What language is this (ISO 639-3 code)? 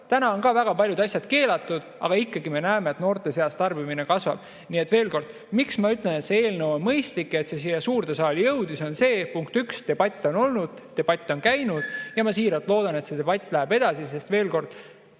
est